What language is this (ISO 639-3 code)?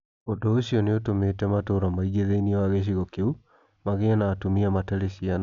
kik